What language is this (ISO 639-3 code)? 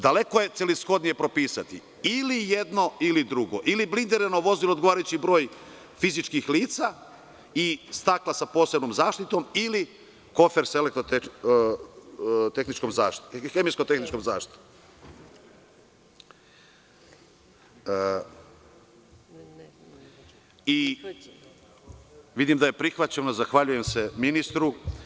srp